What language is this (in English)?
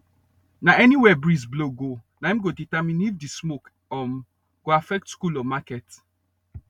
Nigerian Pidgin